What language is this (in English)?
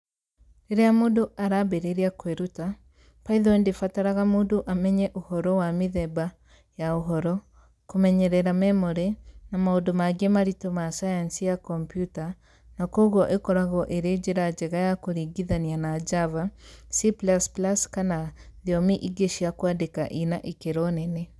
Kikuyu